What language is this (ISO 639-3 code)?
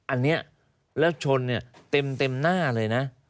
tha